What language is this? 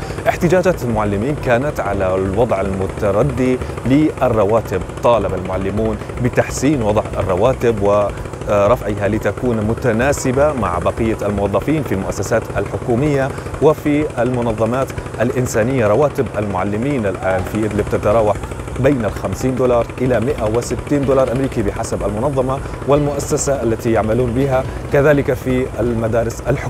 Arabic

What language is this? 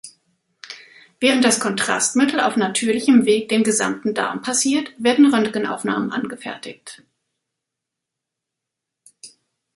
German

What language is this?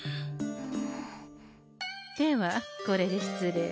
Japanese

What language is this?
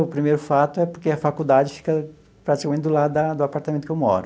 Portuguese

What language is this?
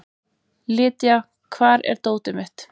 Icelandic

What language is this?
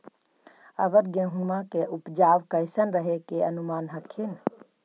Magahi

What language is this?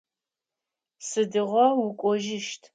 Adyghe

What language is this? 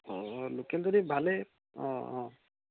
Assamese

